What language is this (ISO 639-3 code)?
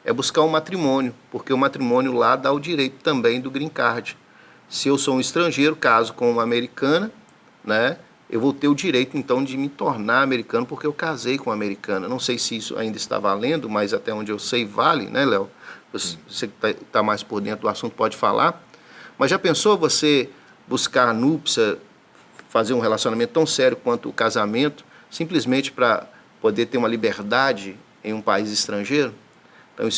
por